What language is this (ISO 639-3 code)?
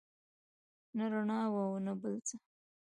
pus